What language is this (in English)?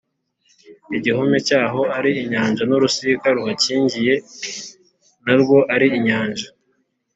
Kinyarwanda